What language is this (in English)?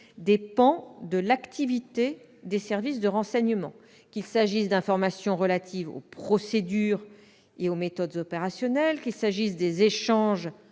French